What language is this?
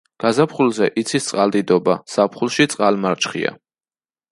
Georgian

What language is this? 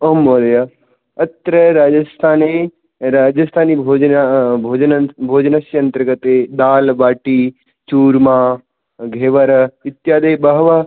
Sanskrit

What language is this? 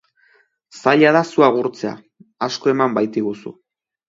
Basque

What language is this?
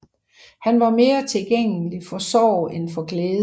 Danish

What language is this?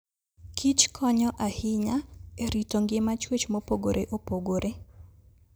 Luo (Kenya and Tanzania)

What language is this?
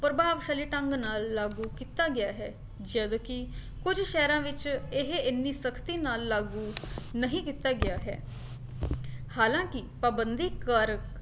Punjabi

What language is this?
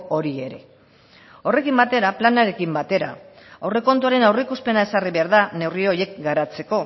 Basque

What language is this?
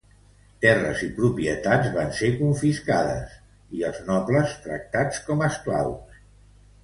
Catalan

